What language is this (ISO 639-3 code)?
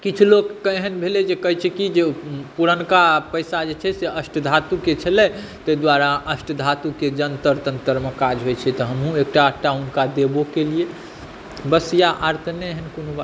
mai